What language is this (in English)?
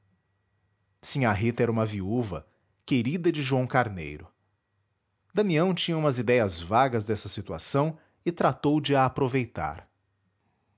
Portuguese